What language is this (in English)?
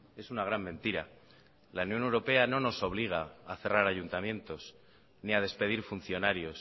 Spanish